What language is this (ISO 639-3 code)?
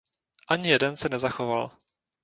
ces